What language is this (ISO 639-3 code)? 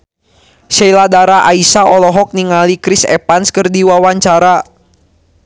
sun